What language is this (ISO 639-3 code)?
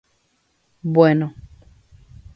grn